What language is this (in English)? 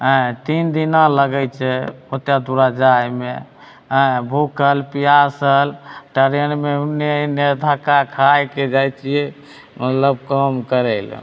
Maithili